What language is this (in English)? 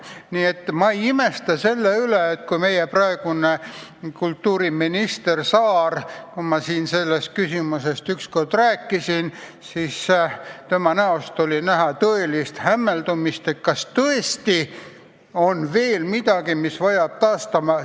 Estonian